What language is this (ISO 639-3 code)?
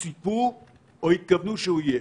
heb